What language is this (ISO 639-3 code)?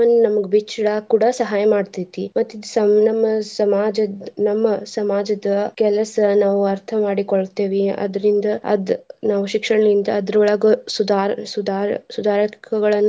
kan